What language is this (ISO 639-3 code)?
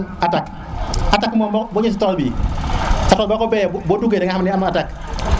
srr